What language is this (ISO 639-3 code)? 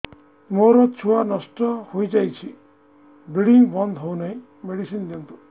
ori